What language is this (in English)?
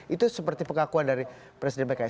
Indonesian